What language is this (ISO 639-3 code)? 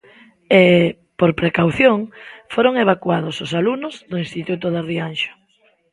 glg